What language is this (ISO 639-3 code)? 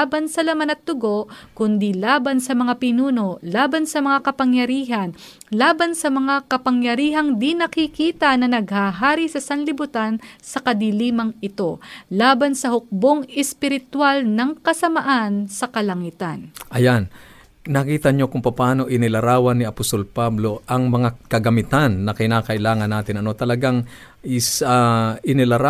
fil